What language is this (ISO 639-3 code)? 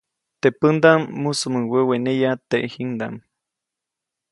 zoc